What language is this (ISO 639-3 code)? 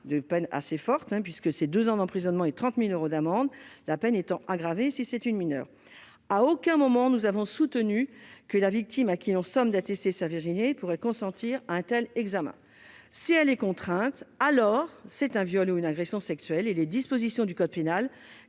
fra